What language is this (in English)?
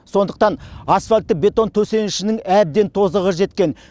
Kazakh